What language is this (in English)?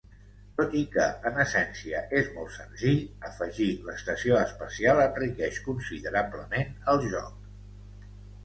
Catalan